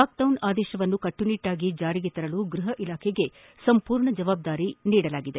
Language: Kannada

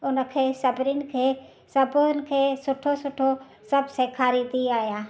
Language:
Sindhi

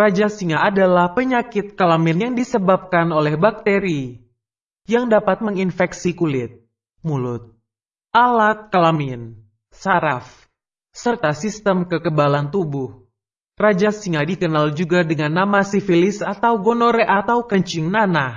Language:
Indonesian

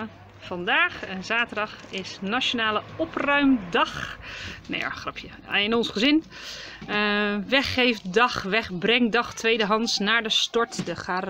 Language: Dutch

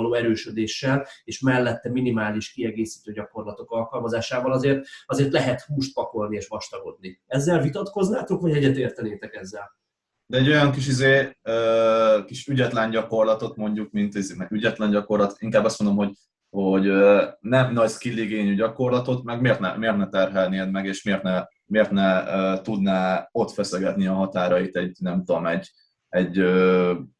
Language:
Hungarian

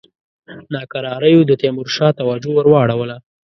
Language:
Pashto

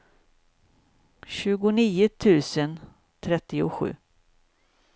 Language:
Swedish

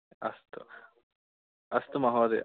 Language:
Sanskrit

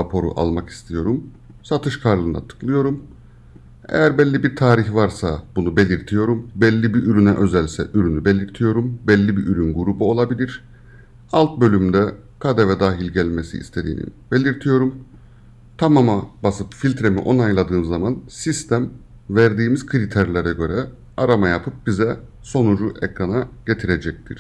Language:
Turkish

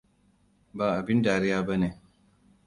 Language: Hausa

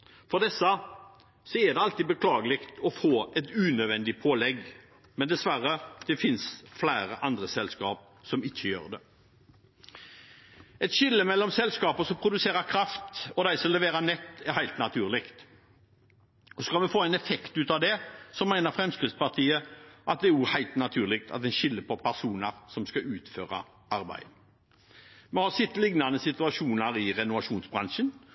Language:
Norwegian Bokmål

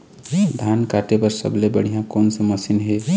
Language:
Chhattisgarhi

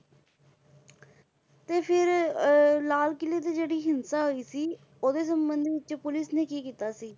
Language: Punjabi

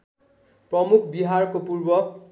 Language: Nepali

